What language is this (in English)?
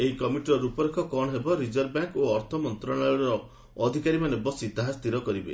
Odia